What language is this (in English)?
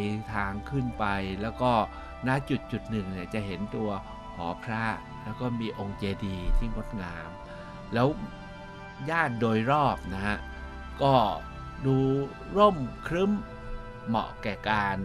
Thai